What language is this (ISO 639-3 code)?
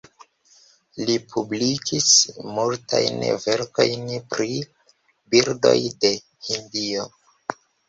epo